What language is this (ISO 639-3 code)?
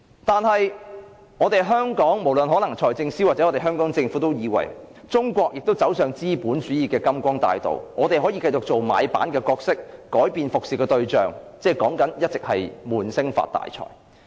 yue